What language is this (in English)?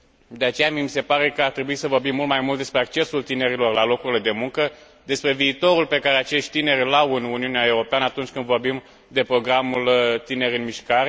Romanian